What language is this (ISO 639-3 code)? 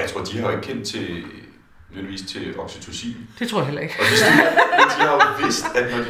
dan